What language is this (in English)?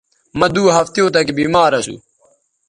Bateri